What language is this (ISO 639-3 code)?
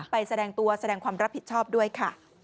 tha